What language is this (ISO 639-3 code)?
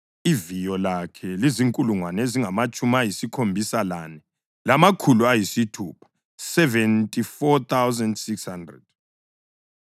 nde